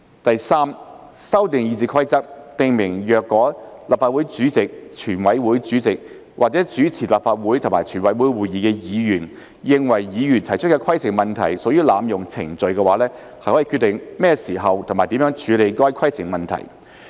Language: Cantonese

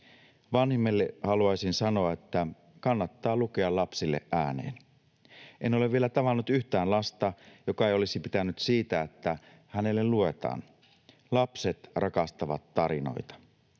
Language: Finnish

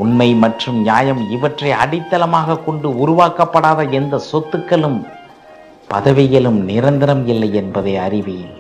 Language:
Tamil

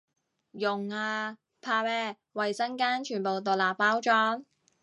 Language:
Cantonese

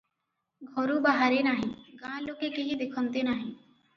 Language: Odia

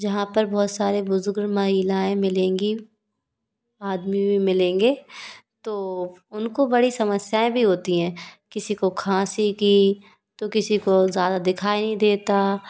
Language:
Hindi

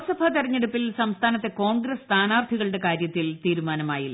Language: Malayalam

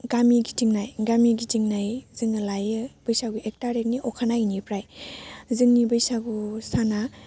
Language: Bodo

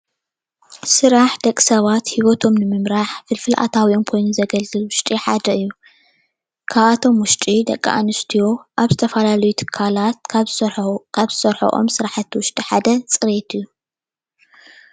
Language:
Tigrinya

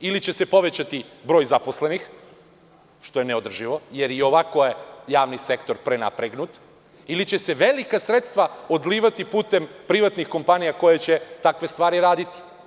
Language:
Serbian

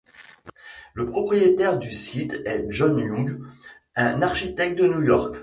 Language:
French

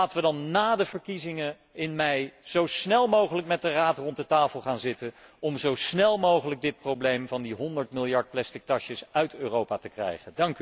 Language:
Dutch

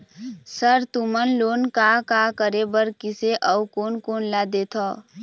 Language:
Chhattisgarhi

